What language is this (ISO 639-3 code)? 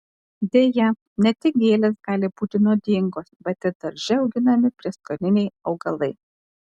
lit